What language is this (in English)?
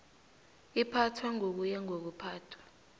South Ndebele